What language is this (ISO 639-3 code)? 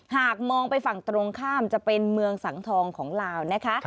tha